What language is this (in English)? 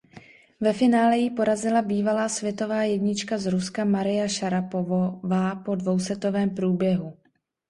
Czech